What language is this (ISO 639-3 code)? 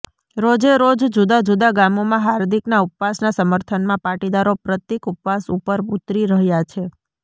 guj